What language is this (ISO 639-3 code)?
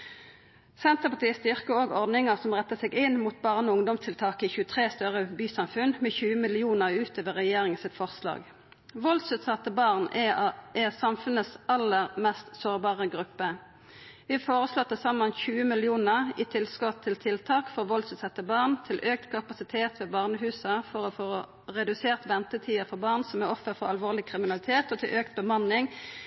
nno